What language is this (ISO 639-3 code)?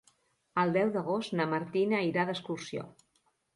cat